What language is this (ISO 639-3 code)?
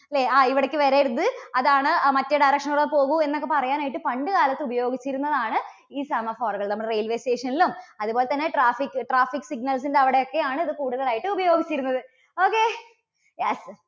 mal